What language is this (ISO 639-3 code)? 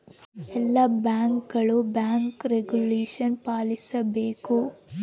kan